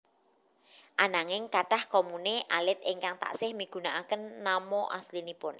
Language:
Javanese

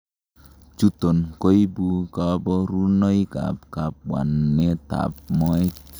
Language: Kalenjin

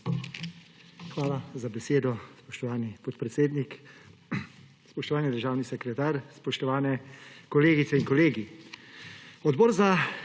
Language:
Slovenian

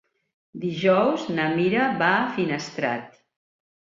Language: Catalan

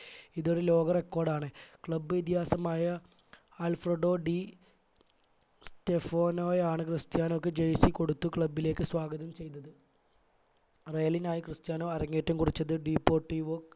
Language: Malayalam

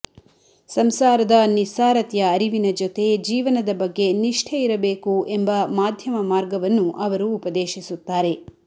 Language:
Kannada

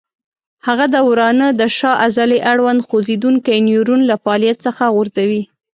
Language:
Pashto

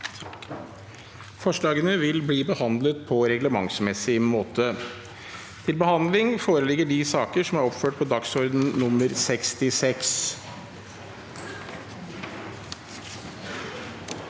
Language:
Norwegian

